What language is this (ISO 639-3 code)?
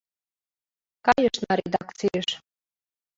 chm